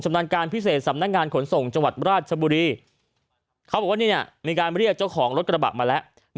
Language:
Thai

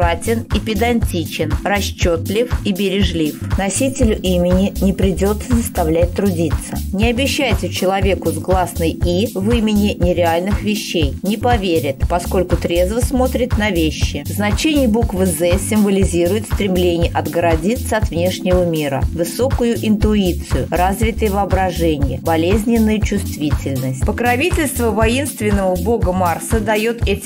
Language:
Russian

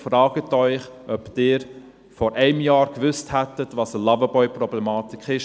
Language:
Swiss German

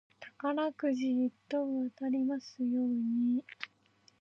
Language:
Japanese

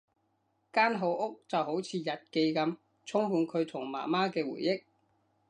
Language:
Cantonese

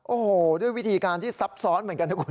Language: Thai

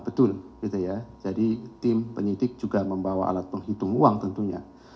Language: Indonesian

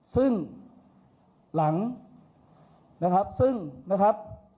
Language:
Thai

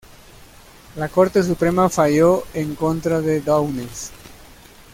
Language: Spanish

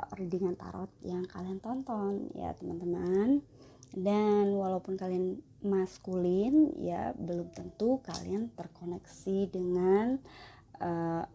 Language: Indonesian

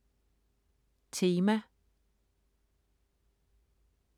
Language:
Danish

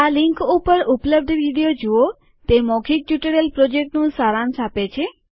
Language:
Gujarati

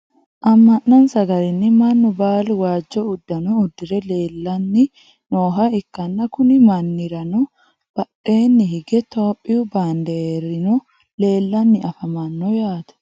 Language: Sidamo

